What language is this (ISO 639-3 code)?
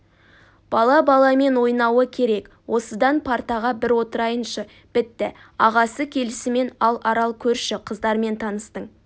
kaz